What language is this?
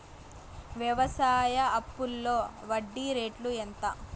Telugu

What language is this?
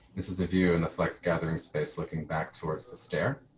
English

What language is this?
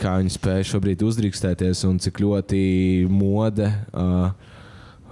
Latvian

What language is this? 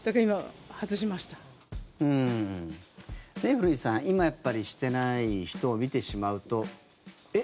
Japanese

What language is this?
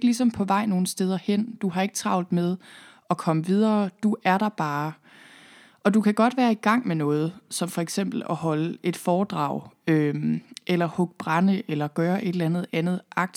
Danish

